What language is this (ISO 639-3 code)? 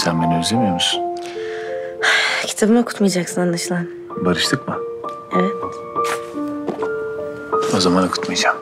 tur